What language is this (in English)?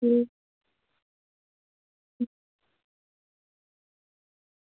Dogri